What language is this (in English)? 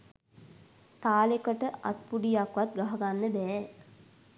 Sinhala